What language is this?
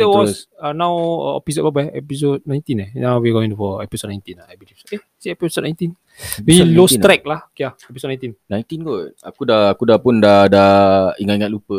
Malay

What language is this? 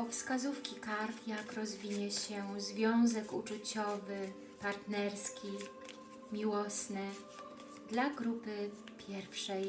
Polish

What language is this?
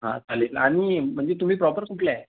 Marathi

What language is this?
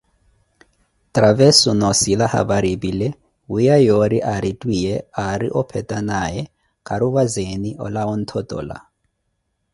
Koti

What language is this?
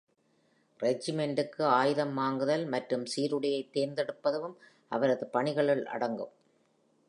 Tamil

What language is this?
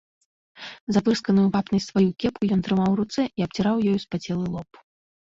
Belarusian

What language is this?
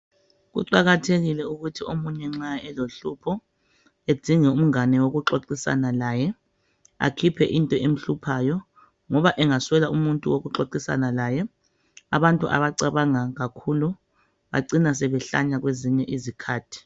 North Ndebele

